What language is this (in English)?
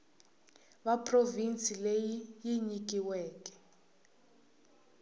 Tsonga